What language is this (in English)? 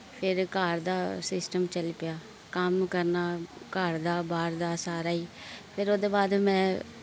Dogri